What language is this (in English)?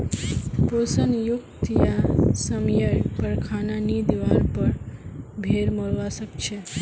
Magahi